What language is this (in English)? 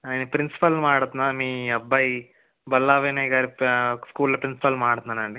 Telugu